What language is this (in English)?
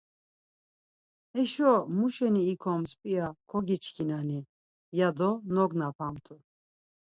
Laz